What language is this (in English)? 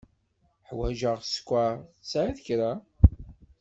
Kabyle